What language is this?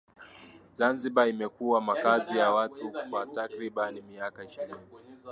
Swahili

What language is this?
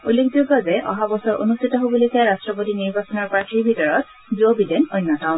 Assamese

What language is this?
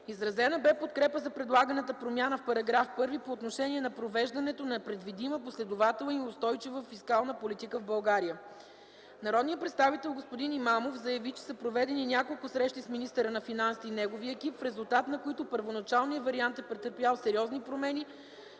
Bulgarian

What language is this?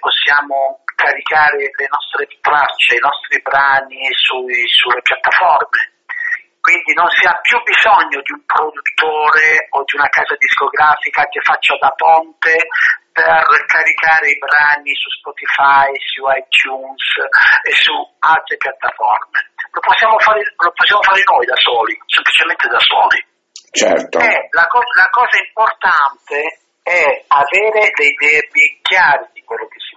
Italian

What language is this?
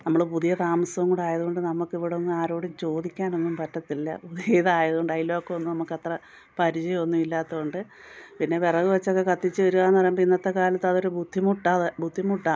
Malayalam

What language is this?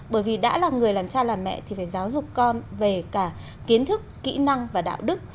Vietnamese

